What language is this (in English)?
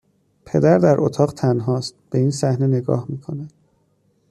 Persian